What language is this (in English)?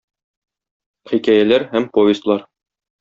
Tatar